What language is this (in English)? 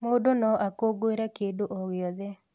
Kikuyu